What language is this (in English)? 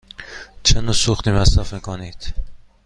Persian